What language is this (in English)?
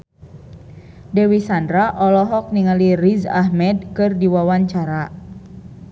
Sundanese